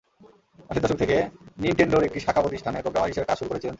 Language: Bangla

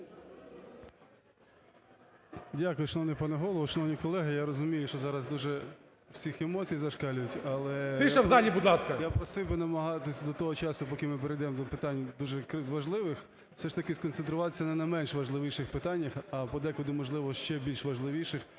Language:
Ukrainian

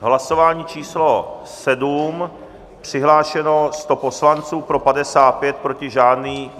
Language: Czech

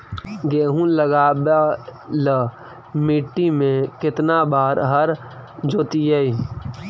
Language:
Magahi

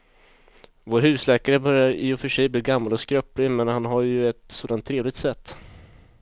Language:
Swedish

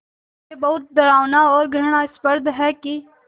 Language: Hindi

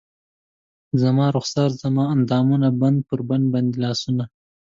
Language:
Pashto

